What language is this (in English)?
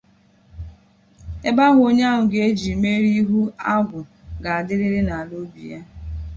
Igbo